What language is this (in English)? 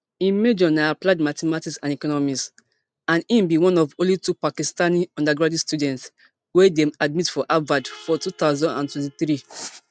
Nigerian Pidgin